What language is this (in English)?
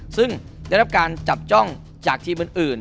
Thai